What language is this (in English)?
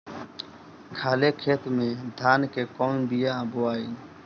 Bhojpuri